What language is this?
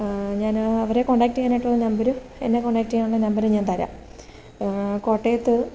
Malayalam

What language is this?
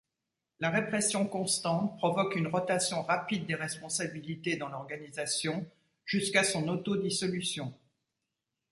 French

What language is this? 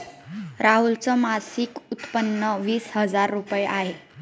Marathi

